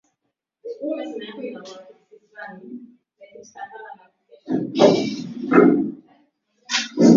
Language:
Swahili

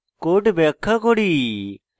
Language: Bangla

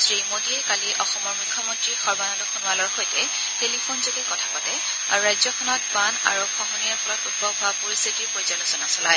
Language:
Assamese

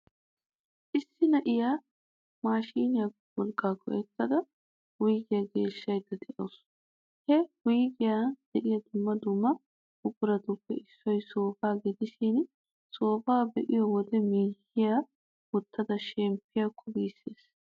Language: Wolaytta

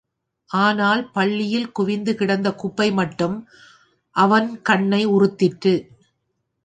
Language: Tamil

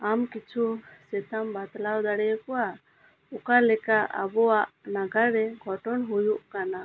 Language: Santali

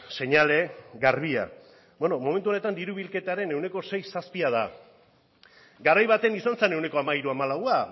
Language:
Basque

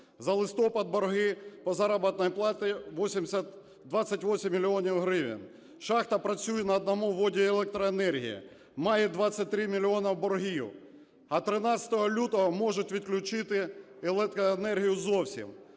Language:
Ukrainian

